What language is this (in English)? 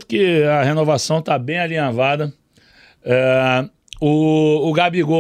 Portuguese